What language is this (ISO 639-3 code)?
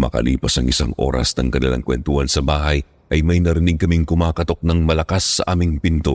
fil